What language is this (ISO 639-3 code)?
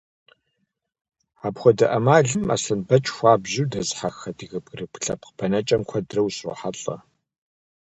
kbd